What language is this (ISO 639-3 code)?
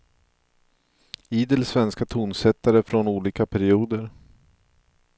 swe